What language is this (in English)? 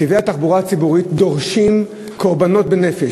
Hebrew